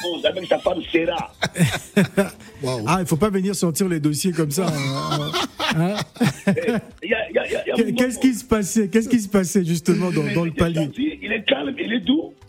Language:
French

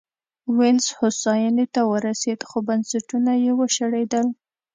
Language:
Pashto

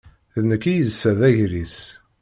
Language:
Kabyle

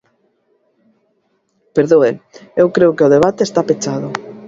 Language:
Galician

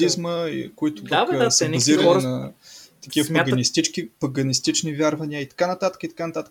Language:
Bulgarian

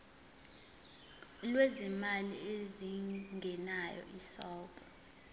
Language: Zulu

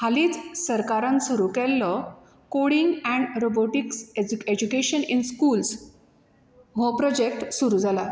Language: Konkani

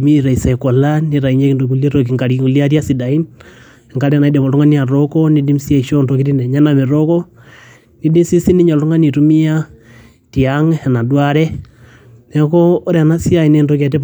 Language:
Masai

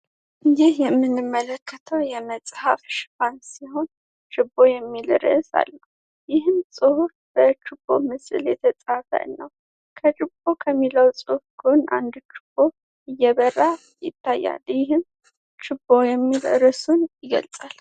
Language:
Amharic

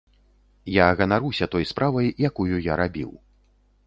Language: Belarusian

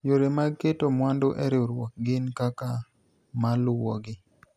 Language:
Luo (Kenya and Tanzania)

